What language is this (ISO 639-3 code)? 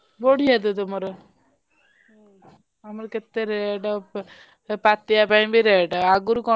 ori